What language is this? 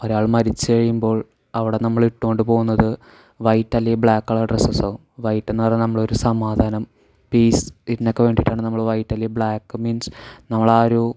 Malayalam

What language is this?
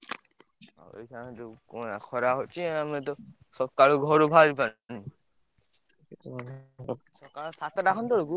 Odia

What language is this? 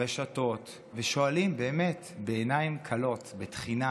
Hebrew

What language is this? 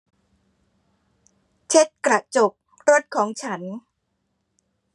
Thai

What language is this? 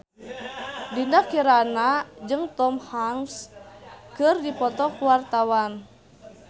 Sundanese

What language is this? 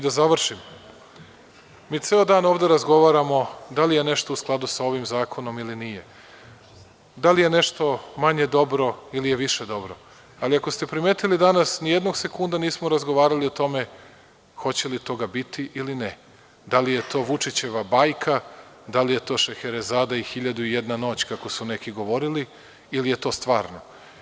Serbian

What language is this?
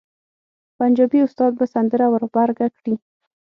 Pashto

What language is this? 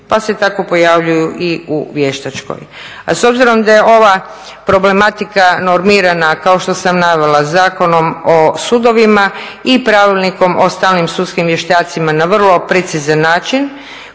Croatian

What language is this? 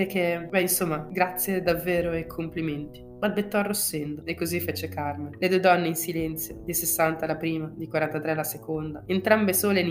Italian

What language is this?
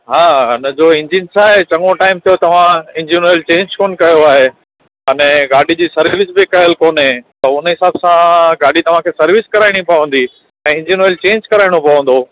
Sindhi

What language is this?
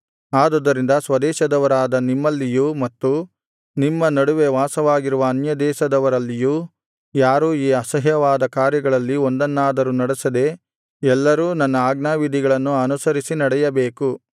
Kannada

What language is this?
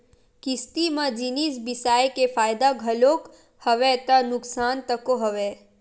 Chhattisgarhi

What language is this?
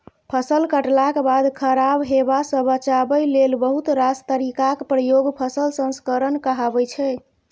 Maithili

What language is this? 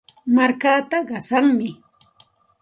Santa Ana de Tusi Pasco Quechua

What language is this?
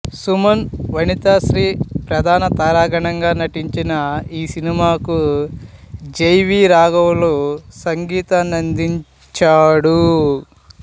Telugu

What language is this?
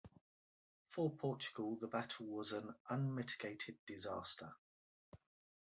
English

